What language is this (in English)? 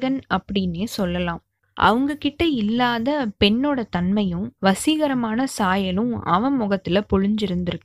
Tamil